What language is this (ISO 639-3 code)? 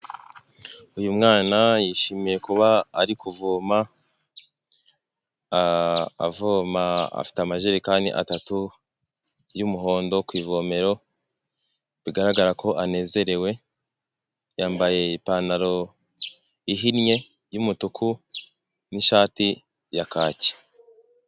kin